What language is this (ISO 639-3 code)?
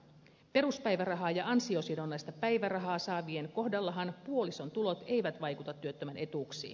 fin